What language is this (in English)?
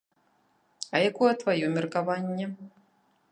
Belarusian